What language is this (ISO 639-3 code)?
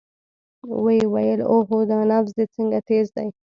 pus